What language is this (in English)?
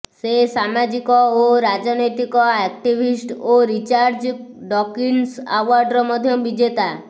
Odia